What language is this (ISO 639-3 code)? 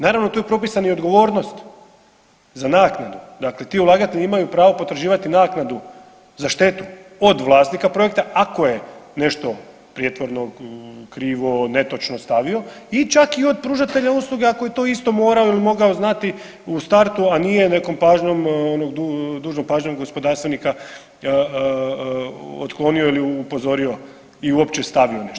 hrv